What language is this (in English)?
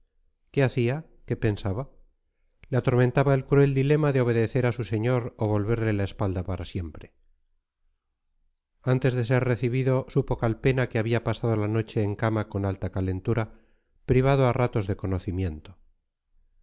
Spanish